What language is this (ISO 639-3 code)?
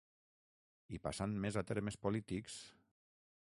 cat